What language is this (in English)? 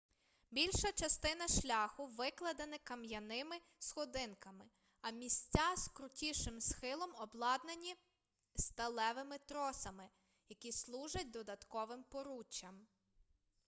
Ukrainian